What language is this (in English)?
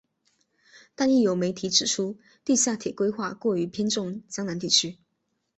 Chinese